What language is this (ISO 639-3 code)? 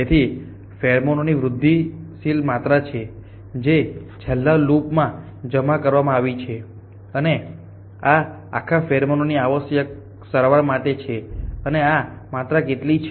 guj